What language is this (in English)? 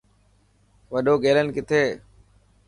Dhatki